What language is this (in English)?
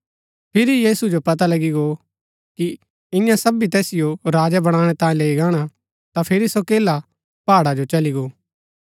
Gaddi